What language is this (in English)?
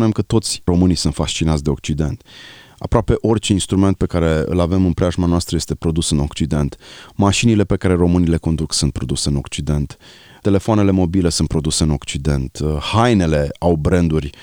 Romanian